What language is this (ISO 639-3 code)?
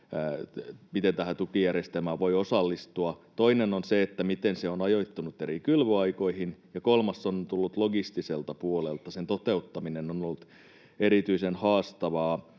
fin